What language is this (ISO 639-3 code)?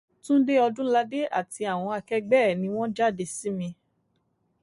yor